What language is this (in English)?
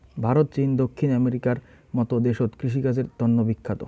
Bangla